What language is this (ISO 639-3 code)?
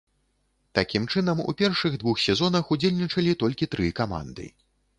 bel